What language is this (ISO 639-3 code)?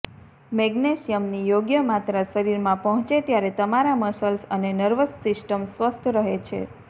guj